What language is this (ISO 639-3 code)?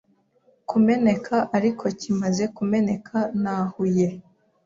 kin